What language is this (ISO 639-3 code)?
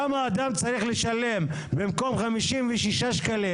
heb